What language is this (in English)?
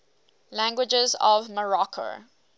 English